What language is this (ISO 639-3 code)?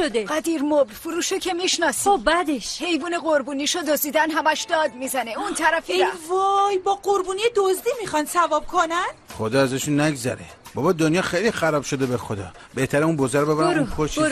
fas